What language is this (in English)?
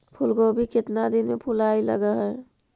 Magahi